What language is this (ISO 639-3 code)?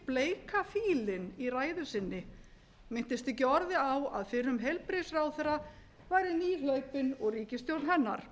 isl